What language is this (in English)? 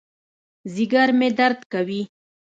Pashto